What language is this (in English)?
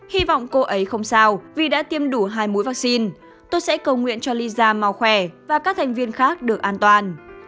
Vietnamese